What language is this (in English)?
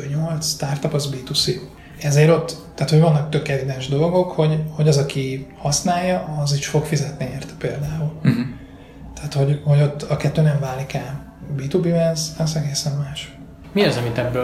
Hungarian